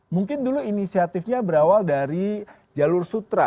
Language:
Indonesian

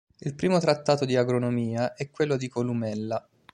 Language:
Italian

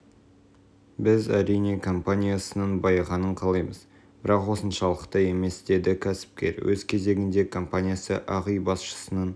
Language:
Kazakh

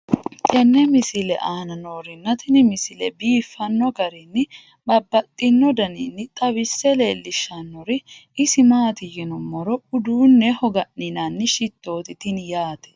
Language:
Sidamo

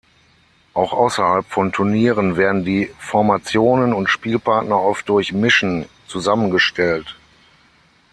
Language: German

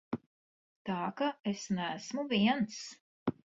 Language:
Latvian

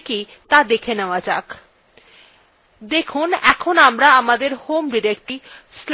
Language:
Bangla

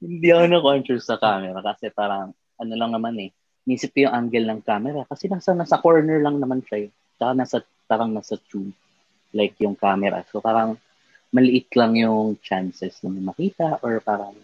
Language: Filipino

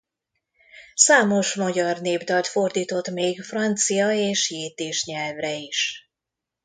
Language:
Hungarian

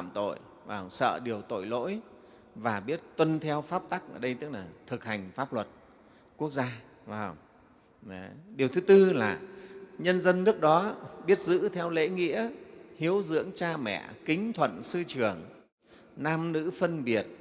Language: Vietnamese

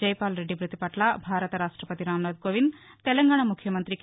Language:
Telugu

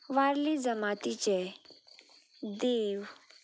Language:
Konkani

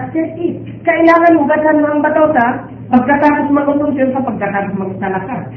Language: Filipino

